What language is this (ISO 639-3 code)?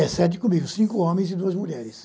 por